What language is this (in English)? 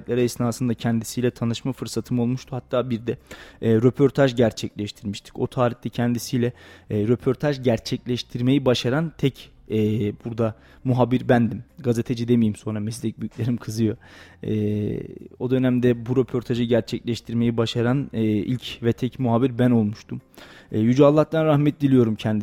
Turkish